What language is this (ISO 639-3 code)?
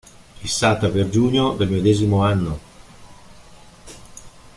ita